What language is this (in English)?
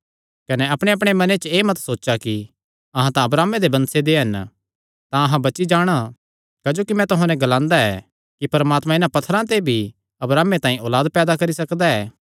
Kangri